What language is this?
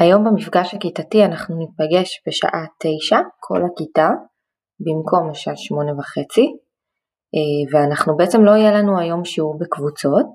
Hebrew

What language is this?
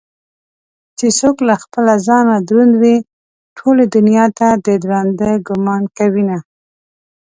Pashto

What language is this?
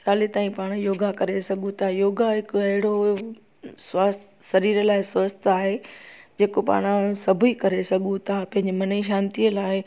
Sindhi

